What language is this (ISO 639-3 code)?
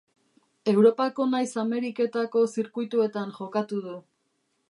eus